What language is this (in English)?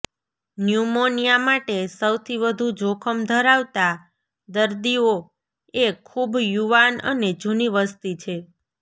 Gujarati